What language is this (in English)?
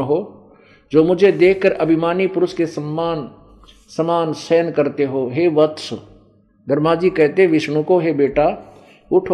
Hindi